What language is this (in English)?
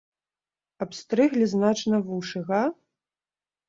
Belarusian